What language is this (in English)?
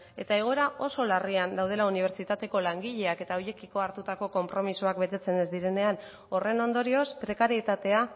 Basque